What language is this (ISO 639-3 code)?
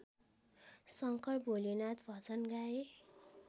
nep